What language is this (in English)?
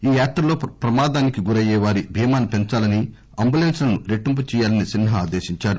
Telugu